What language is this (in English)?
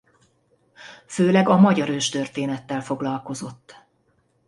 Hungarian